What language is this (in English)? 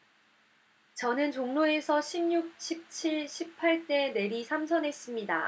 Korean